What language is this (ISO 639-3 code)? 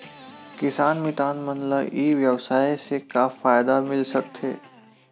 hne